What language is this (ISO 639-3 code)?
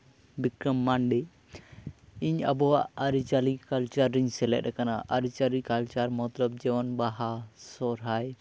sat